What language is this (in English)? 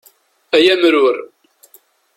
Kabyle